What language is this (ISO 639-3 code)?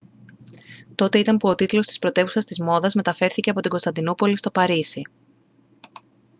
ell